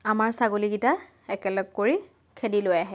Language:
Assamese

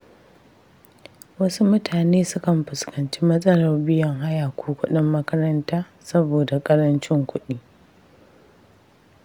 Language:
Hausa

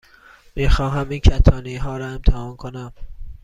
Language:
Persian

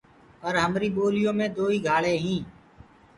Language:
Gurgula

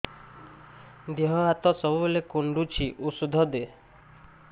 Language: Odia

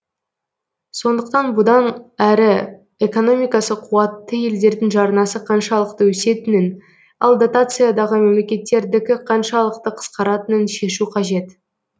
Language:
Kazakh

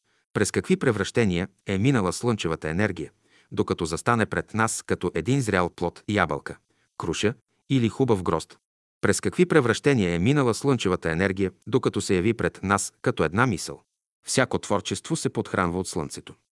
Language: Bulgarian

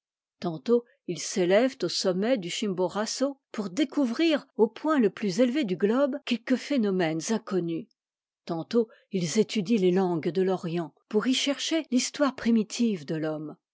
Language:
French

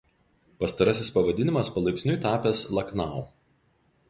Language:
Lithuanian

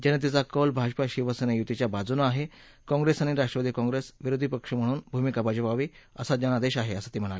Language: Marathi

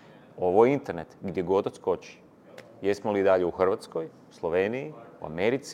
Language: Croatian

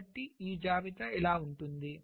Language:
Telugu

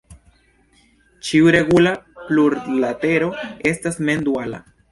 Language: Esperanto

